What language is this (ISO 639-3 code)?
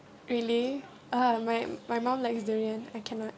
eng